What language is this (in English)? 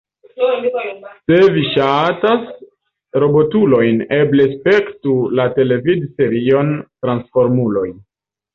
Esperanto